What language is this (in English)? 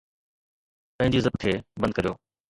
Sindhi